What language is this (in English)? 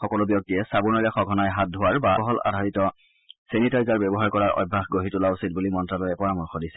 Assamese